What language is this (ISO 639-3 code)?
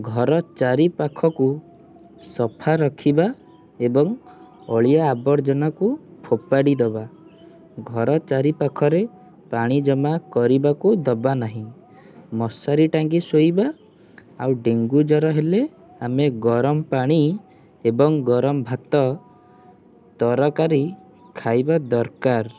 ori